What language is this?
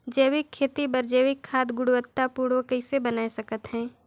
Chhattisgarhi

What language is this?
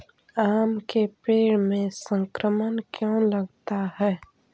Magahi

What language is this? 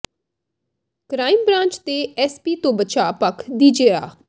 Punjabi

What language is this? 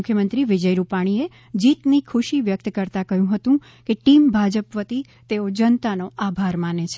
Gujarati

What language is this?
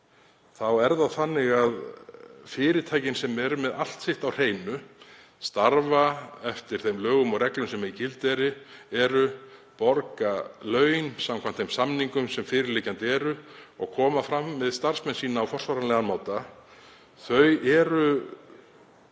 Icelandic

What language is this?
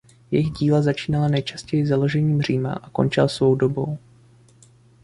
Czech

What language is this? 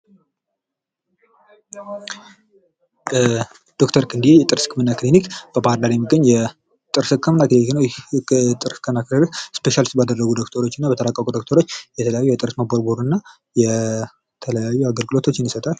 Amharic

